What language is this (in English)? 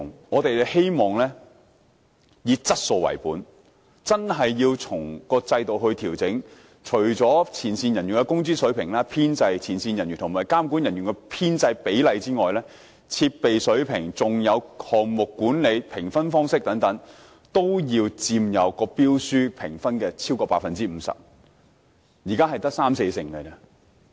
Cantonese